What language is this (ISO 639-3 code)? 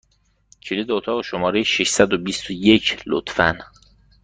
fas